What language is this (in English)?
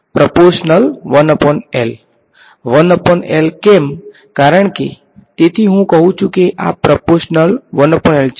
Gujarati